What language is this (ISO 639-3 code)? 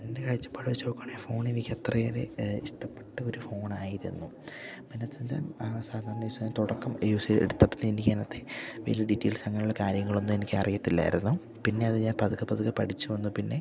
mal